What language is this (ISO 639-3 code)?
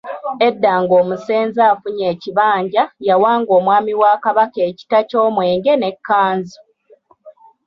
lug